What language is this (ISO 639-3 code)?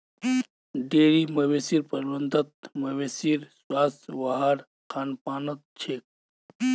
mag